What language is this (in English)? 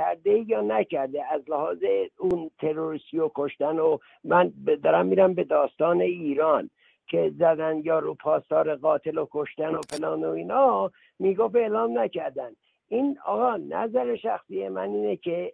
Persian